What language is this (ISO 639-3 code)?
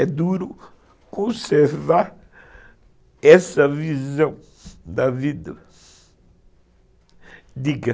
por